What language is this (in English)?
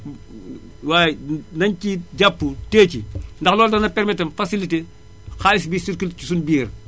Wolof